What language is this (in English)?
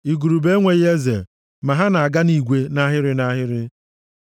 Igbo